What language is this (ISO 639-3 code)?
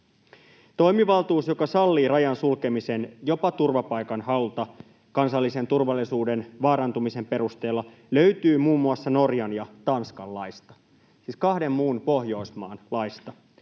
fin